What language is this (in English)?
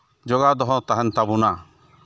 Santali